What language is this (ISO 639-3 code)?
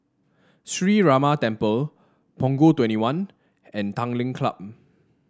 eng